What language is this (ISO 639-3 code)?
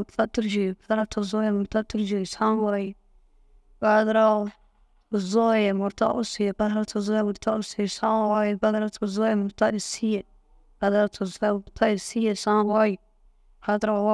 dzg